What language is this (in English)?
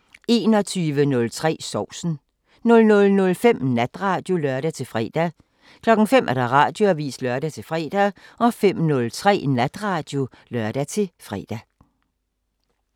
Danish